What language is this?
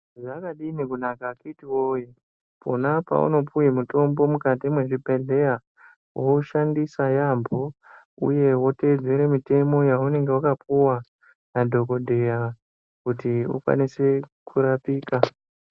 Ndau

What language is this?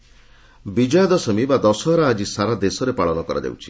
Odia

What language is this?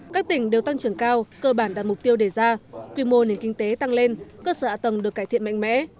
Vietnamese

